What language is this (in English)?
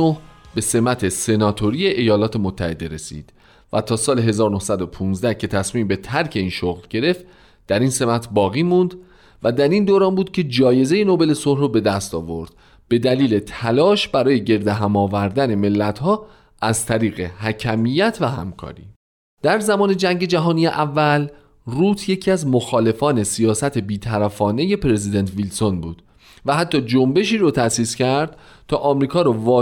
Persian